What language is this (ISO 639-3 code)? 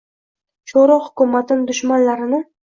uzb